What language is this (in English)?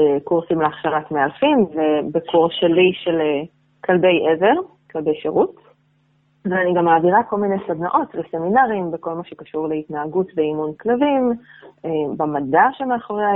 Hebrew